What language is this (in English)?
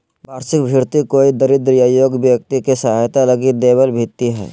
Magahi